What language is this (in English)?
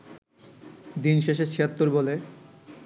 Bangla